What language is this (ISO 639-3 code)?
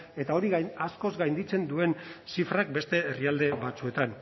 eus